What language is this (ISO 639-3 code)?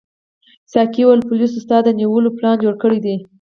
pus